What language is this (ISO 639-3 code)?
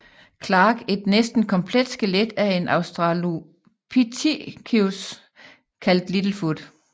dan